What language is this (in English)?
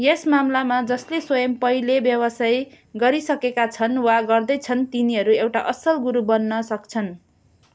Nepali